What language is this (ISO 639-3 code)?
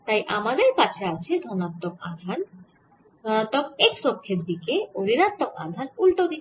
ben